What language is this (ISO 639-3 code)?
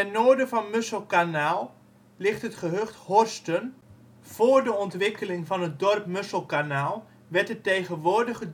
nld